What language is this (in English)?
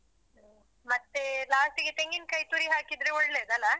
Kannada